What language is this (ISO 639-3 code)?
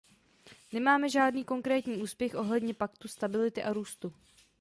ces